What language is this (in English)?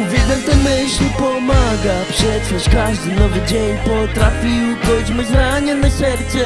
Polish